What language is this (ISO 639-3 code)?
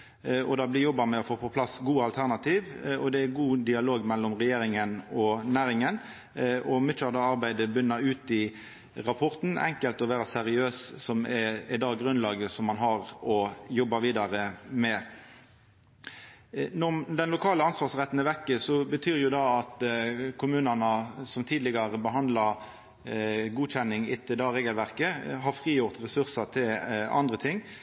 nno